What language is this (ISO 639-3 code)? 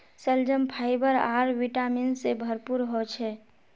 mag